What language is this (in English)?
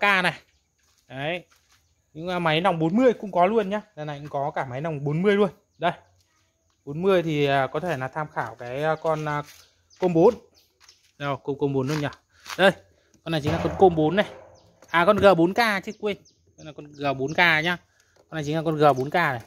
Vietnamese